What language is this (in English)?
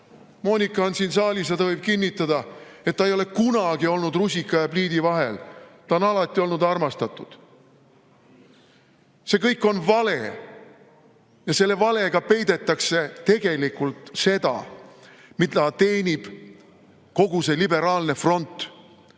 Estonian